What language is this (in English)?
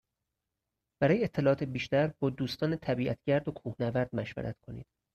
Persian